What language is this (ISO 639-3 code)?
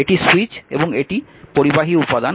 ben